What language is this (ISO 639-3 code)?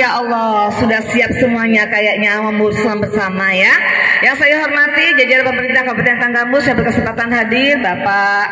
ind